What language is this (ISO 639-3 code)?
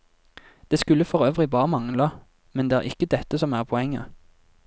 nor